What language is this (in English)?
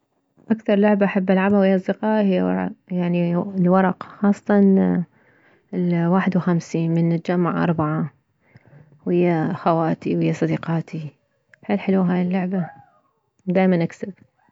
Mesopotamian Arabic